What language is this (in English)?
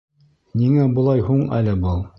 Bashkir